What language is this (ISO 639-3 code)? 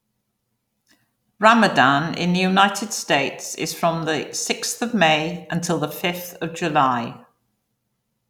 eng